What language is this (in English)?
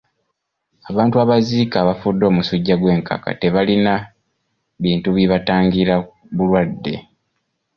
Ganda